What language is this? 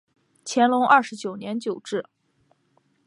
Chinese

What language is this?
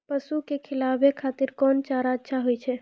Maithili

